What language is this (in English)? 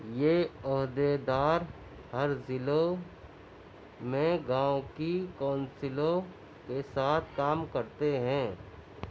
Urdu